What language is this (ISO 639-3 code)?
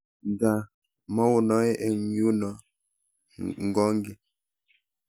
kln